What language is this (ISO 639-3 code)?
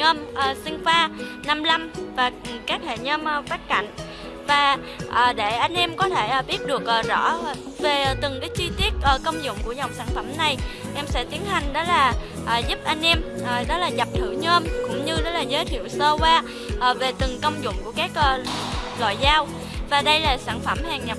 vie